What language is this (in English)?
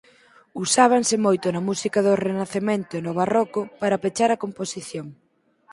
Galician